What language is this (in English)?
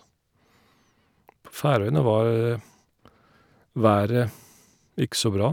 Norwegian